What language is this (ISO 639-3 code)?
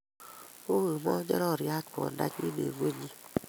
kln